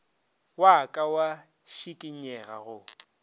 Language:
Northern Sotho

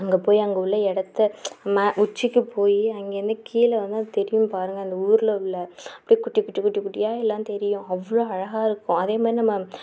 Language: Tamil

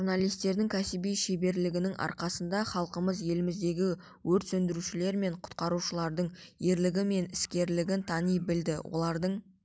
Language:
Kazakh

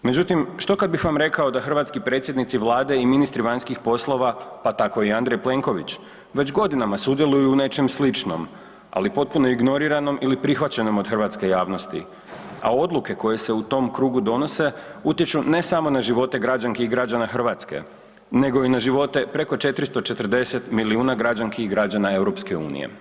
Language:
Croatian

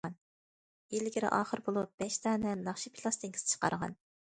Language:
Uyghur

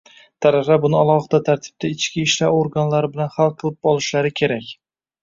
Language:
Uzbek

